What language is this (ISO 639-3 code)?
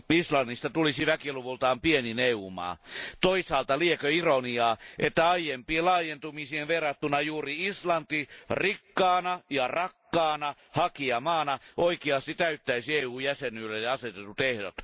fin